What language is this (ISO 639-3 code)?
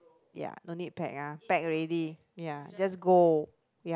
eng